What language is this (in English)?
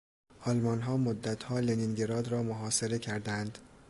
Persian